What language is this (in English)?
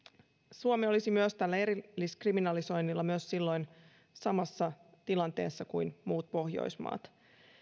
Finnish